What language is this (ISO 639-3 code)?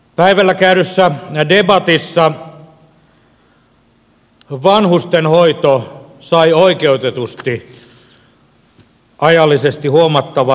fin